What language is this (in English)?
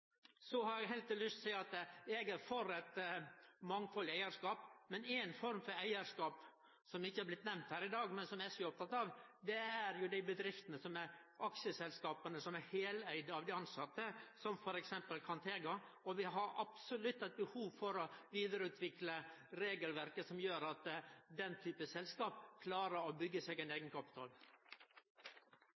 Norwegian Nynorsk